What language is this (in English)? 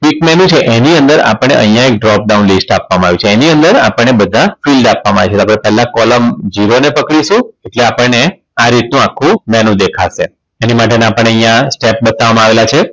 Gujarati